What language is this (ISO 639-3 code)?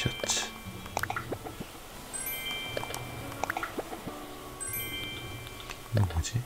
kor